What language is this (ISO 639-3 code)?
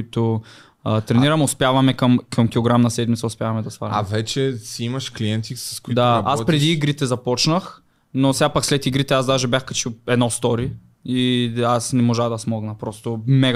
bul